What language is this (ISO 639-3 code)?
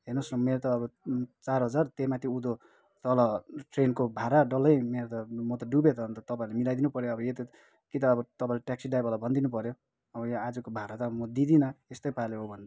nep